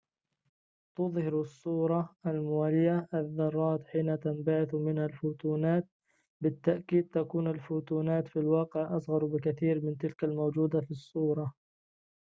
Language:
Arabic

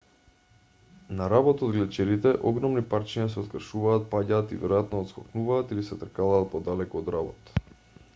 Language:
Macedonian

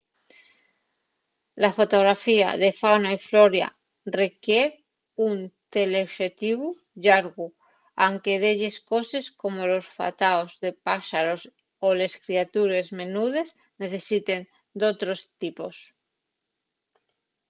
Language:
Asturian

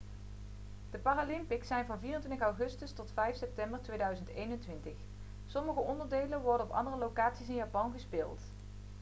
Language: Dutch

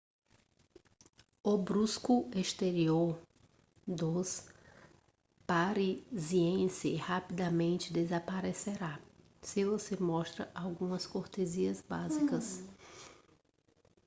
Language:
Portuguese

